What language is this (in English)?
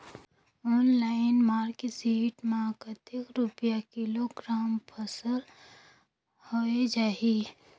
Chhattisgarhi